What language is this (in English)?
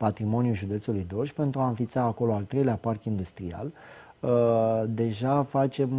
Romanian